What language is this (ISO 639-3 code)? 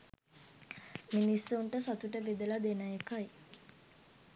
sin